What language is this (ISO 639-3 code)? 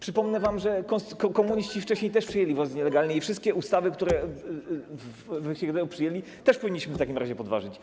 pol